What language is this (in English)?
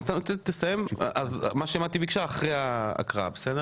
Hebrew